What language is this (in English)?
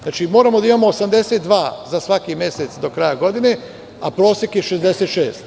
Serbian